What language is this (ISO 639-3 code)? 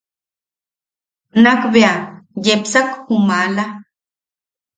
yaq